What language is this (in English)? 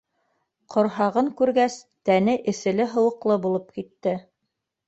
Bashkir